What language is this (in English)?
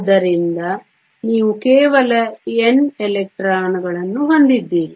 Kannada